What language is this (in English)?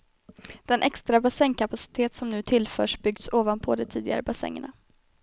Swedish